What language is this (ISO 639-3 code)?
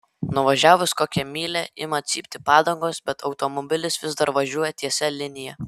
lit